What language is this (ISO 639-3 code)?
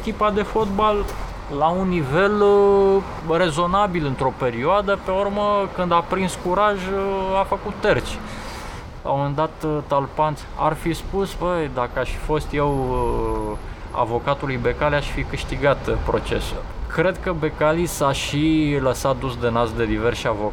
ron